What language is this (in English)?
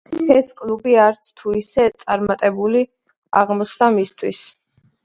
Georgian